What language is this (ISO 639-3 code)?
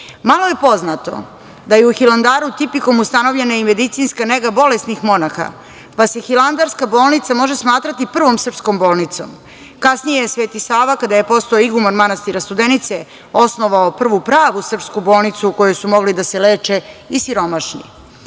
srp